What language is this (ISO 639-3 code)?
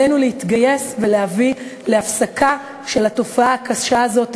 heb